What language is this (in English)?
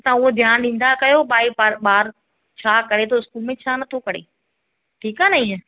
Sindhi